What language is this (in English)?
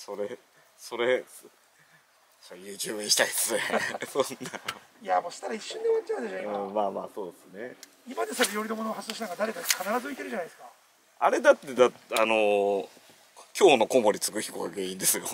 Japanese